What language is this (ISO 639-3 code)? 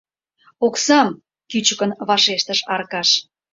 chm